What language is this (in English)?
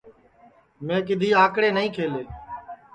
Sansi